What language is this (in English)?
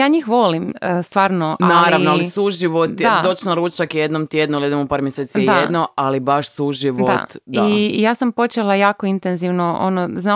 Croatian